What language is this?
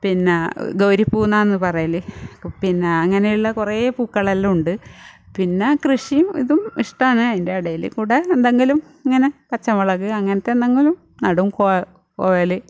Malayalam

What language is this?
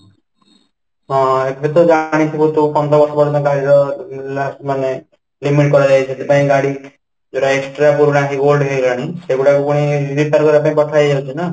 Odia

